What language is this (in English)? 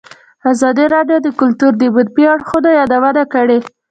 Pashto